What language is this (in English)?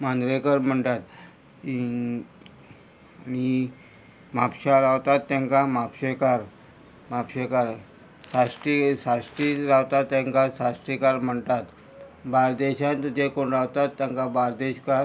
Konkani